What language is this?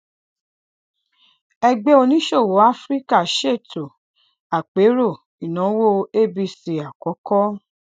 Yoruba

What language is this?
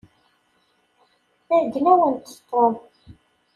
Kabyle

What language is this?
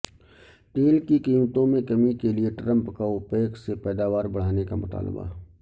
Urdu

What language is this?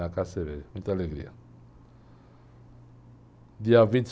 Portuguese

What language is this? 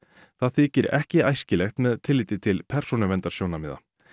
Icelandic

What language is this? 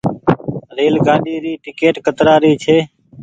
Goaria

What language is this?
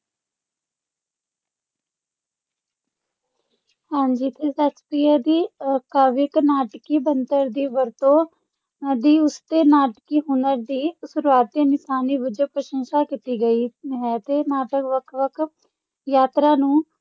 Punjabi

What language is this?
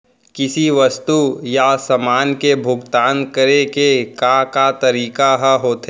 Chhattisgarhi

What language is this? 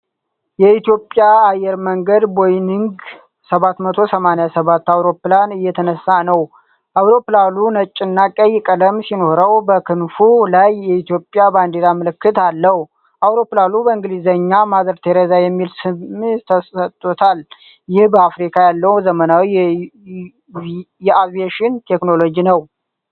Amharic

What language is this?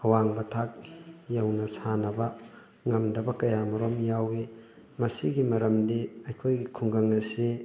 Manipuri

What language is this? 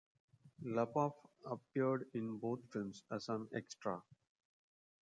English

